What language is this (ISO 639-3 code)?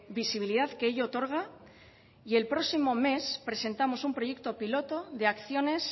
spa